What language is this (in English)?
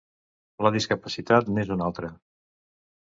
Catalan